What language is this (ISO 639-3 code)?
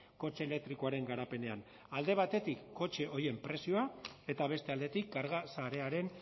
eus